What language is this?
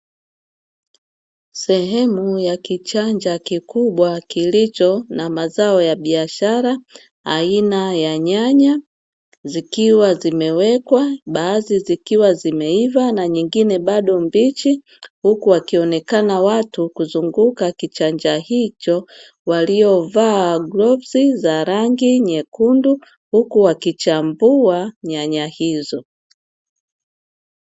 Swahili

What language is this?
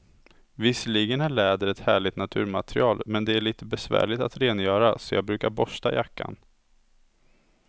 Swedish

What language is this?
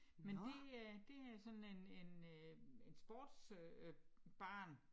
Danish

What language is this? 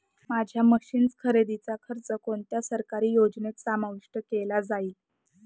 Marathi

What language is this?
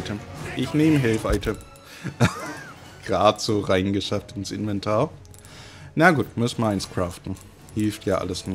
German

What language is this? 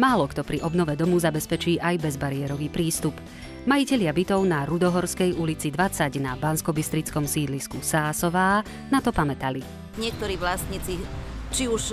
Slovak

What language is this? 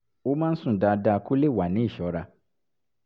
Yoruba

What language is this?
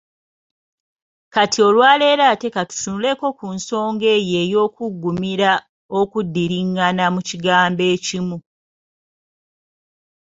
Ganda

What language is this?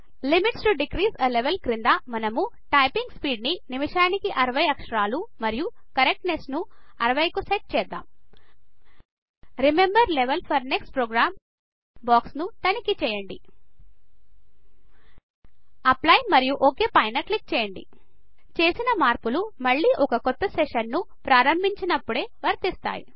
Telugu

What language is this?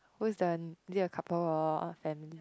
English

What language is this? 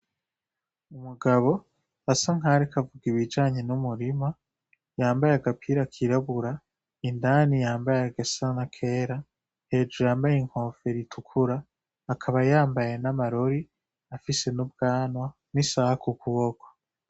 Rundi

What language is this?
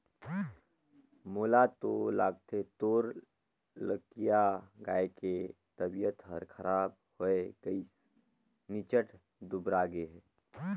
Chhattisgarhi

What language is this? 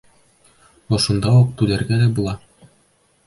Bashkir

